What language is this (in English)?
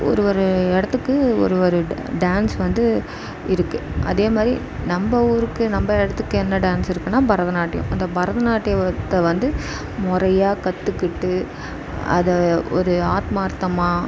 Tamil